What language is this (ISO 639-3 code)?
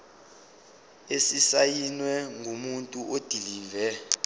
zul